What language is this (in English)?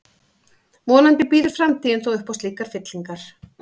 Icelandic